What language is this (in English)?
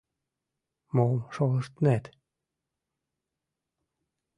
Mari